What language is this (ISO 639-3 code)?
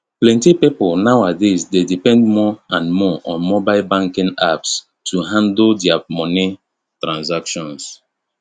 pcm